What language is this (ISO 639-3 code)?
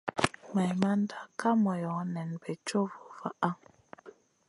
mcn